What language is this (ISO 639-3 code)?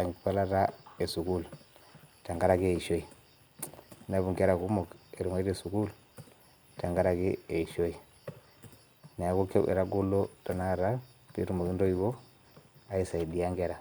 mas